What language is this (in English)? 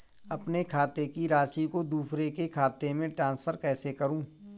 Hindi